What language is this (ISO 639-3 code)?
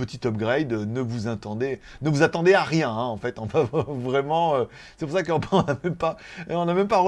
fra